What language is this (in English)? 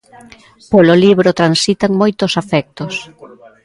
Galician